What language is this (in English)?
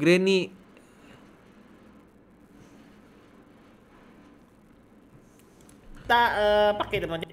Indonesian